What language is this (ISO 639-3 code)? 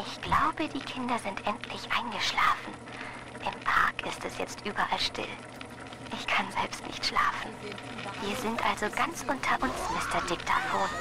deu